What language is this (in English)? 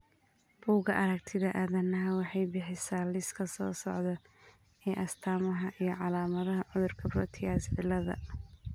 Somali